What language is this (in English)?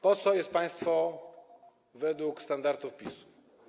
Polish